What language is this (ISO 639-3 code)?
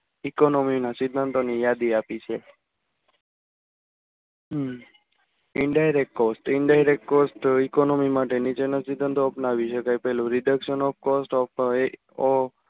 guj